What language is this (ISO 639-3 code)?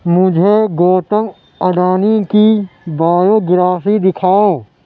urd